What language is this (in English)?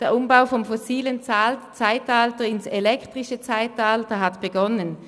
Swiss German